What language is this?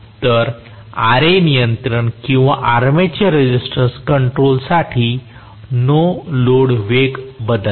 Marathi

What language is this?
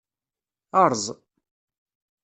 Kabyle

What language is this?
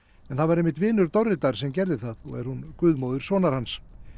Icelandic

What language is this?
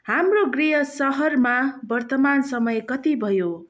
Nepali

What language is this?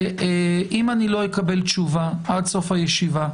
Hebrew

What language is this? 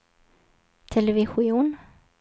Swedish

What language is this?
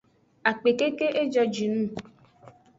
Aja (Benin)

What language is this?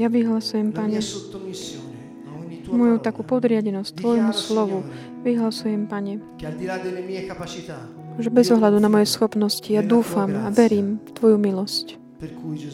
Slovak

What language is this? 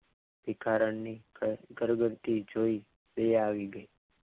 Gujarati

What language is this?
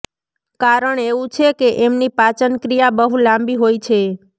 Gujarati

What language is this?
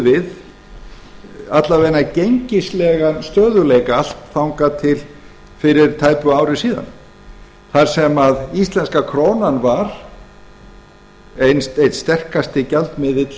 Icelandic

